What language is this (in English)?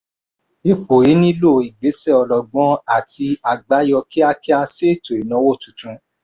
Yoruba